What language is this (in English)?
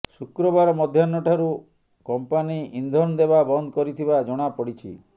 Odia